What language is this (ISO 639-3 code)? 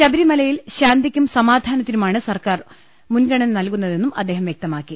mal